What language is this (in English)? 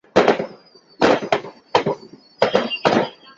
Chinese